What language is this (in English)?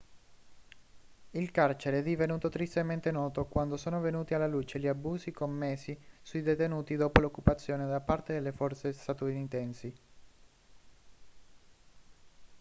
Italian